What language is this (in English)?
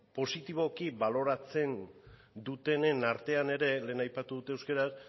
Basque